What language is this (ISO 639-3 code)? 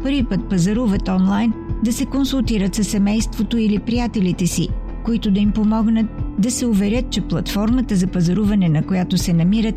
bul